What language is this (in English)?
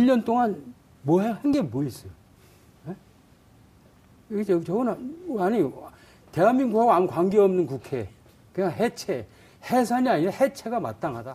Korean